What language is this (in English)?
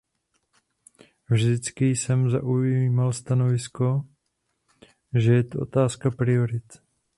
Czech